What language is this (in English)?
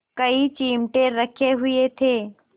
Hindi